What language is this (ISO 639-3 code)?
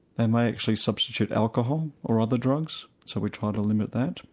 eng